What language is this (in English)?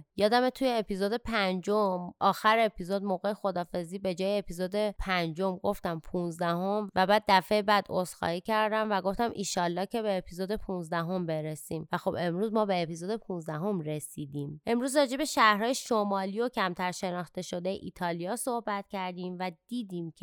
Persian